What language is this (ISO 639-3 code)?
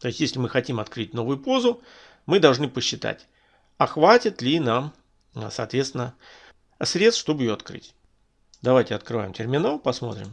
rus